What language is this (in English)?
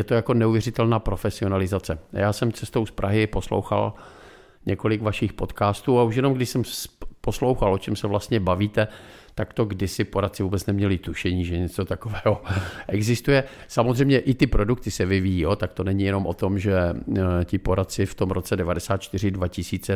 Czech